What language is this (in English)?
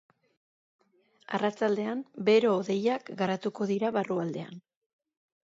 Basque